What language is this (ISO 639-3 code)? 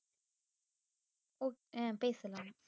tam